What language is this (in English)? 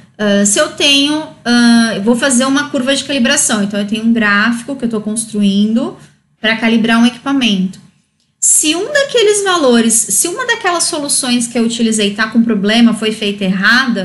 Portuguese